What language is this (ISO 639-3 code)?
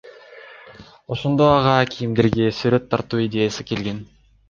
kir